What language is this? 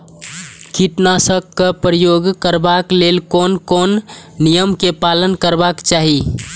Maithili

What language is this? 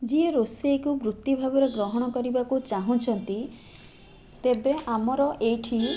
Odia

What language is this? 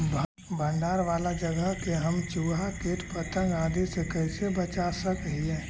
Magahi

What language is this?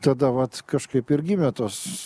Lithuanian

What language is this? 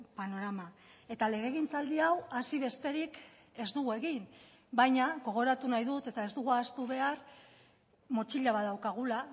Basque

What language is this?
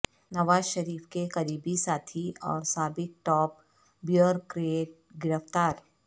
Urdu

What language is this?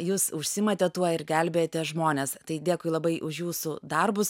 Lithuanian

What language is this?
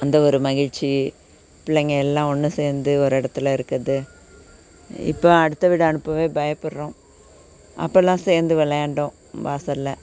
Tamil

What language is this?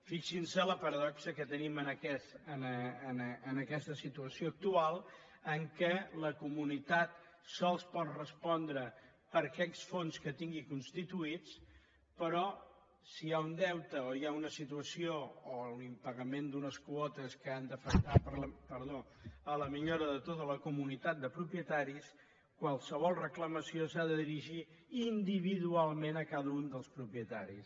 Catalan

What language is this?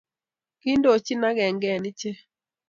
Kalenjin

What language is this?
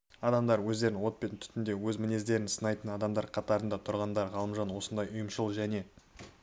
Kazakh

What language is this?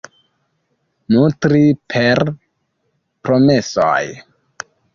Esperanto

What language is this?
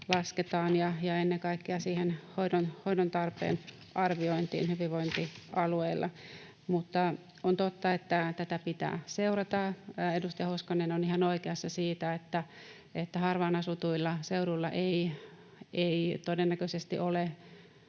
Finnish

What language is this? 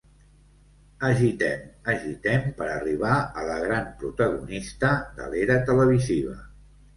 Catalan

